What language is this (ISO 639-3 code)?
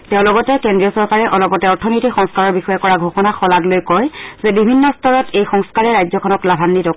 asm